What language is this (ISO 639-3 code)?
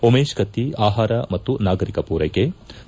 kan